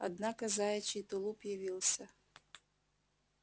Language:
Russian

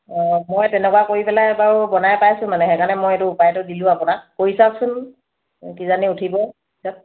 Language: Assamese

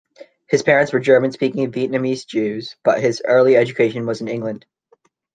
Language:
English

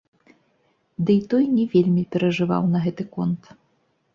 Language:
Belarusian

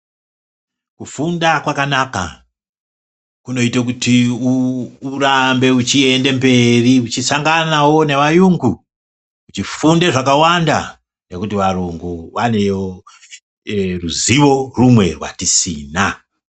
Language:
Ndau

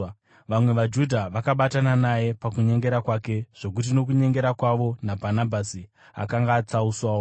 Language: Shona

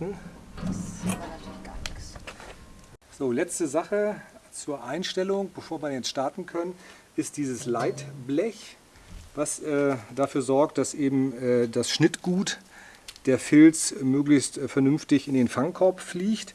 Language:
German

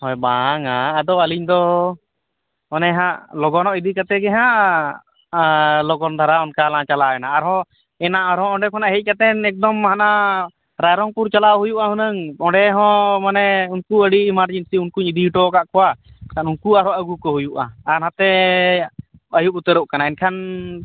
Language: Santali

